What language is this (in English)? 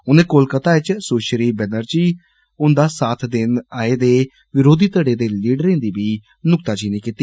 Dogri